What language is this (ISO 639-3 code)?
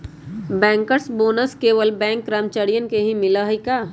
mag